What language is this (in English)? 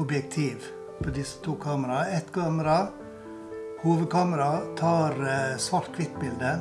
Norwegian